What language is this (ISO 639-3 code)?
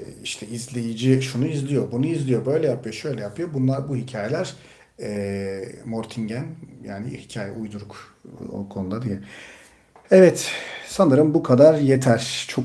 tur